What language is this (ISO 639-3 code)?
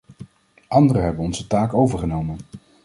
nld